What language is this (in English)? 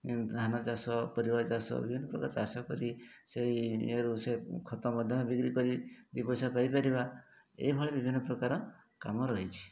Odia